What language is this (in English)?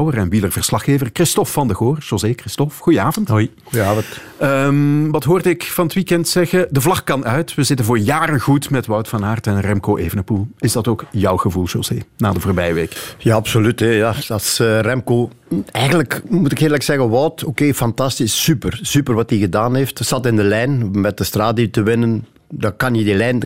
Dutch